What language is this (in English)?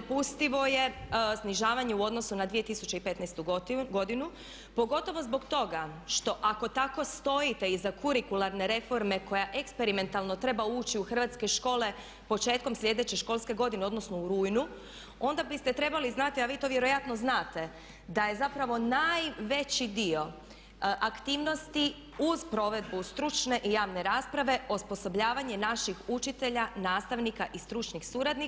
Croatian